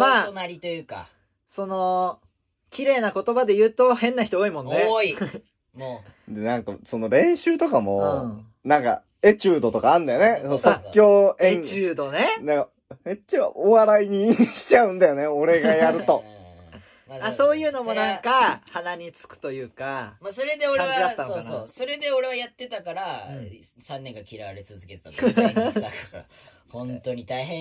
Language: Japanese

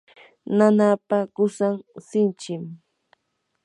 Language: Yanahuanca Pasco Quechua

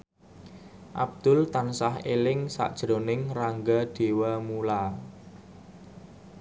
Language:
Javanese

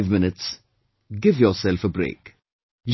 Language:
English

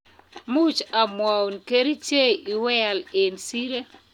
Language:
Kalenjin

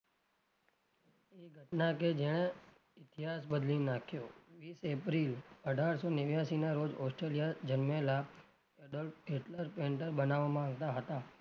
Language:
Gujarati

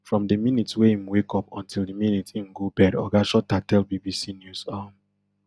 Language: Nigerian Pidgin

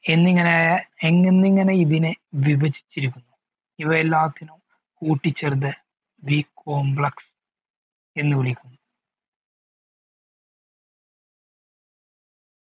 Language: Malayalam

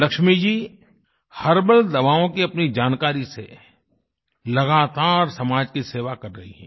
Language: Hindi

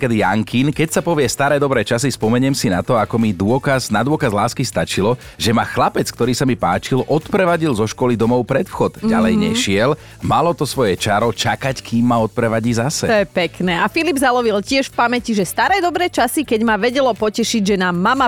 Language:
Slovak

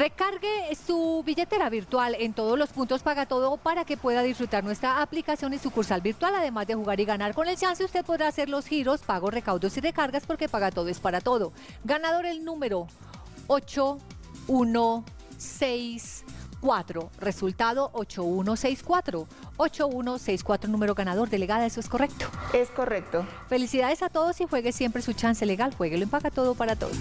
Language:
Spanish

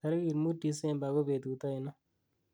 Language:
Kalenjin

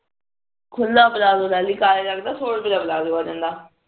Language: Punjabi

